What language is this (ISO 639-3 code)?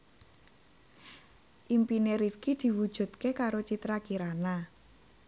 jav